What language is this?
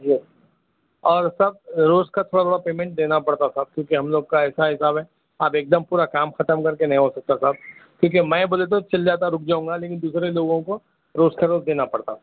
Urdu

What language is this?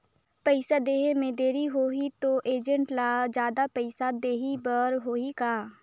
Chhattisgarhi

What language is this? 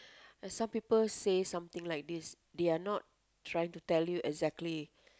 English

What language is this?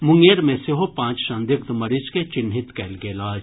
Maithili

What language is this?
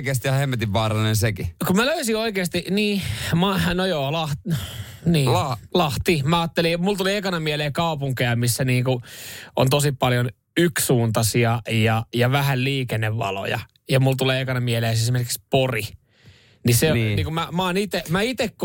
Finnish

